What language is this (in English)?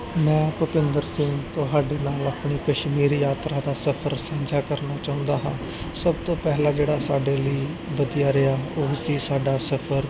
Punjabi